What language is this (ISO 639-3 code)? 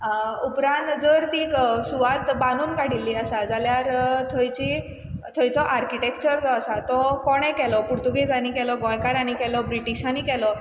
kok